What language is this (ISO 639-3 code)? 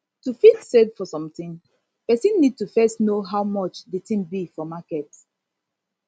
pcm